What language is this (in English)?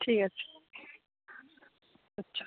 Bangla